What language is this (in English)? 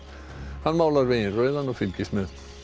Icelandic